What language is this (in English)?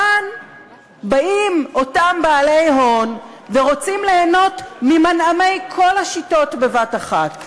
Hebrew